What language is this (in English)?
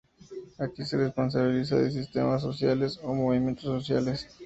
Spanish